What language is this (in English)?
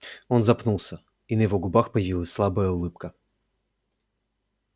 Russian